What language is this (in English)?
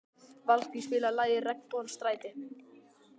Icelandic